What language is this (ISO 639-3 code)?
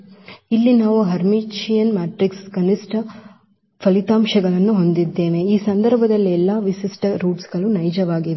kan